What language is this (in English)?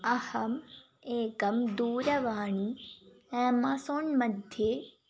Sanskrit